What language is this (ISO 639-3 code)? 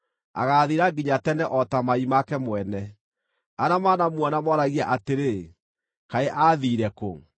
kik